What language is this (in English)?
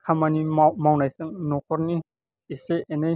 Bodo